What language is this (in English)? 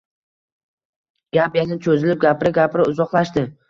Uzbek